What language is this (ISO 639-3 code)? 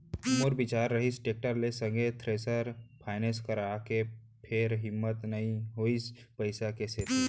hne